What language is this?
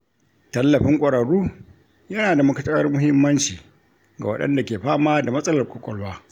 Hausa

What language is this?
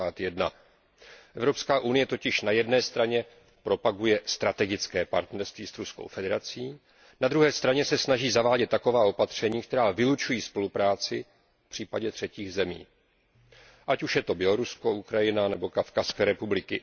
Czech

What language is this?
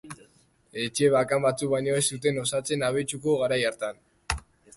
Basque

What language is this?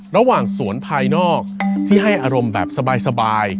Thai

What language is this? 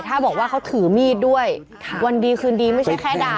Thai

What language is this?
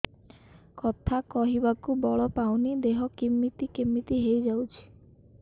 Odia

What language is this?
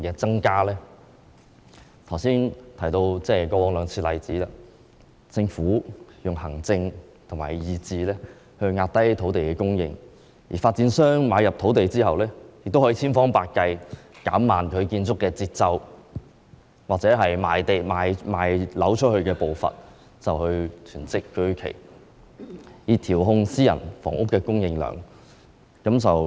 Cantonese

